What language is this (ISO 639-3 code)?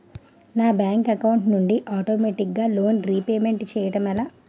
tel